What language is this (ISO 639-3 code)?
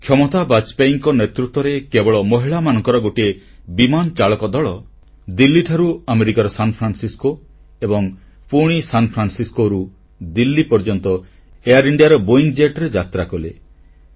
ori